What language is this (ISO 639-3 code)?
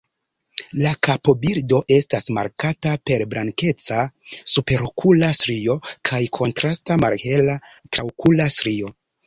epo